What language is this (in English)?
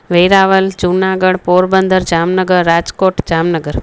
Sindhi